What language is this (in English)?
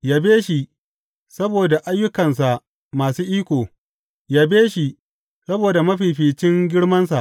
Hausa